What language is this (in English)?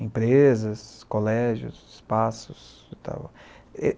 Portuguese